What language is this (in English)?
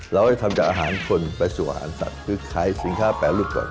Thai